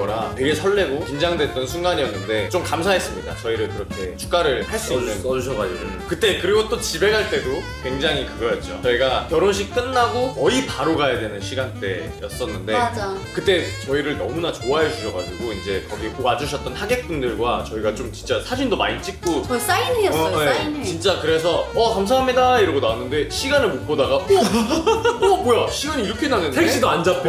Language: Korean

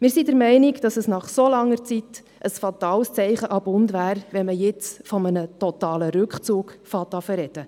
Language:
Swiss German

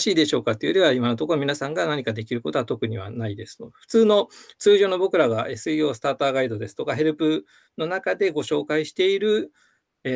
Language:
Japanese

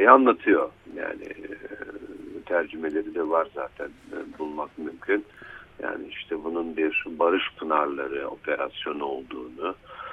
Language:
Turkish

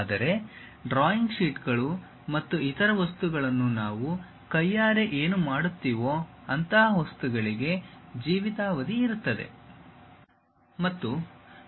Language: Kannada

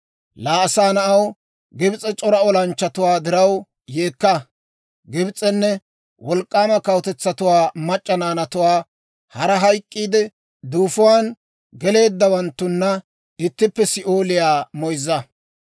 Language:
Dawro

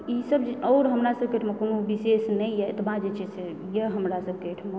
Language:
Maithili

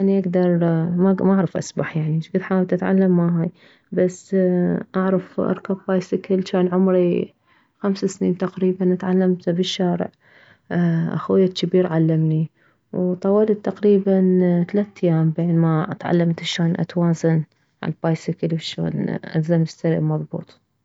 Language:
Mesopotamian Arabic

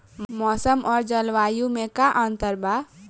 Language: Bhojpuri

